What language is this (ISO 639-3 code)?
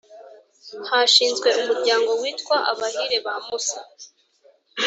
kin